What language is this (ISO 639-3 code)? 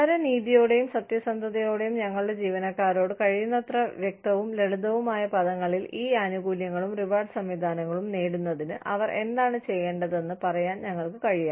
mal